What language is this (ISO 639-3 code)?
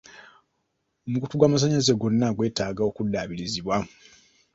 lug